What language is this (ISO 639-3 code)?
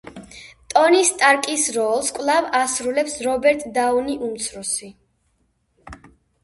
kat